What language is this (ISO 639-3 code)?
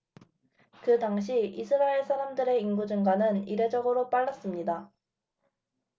kor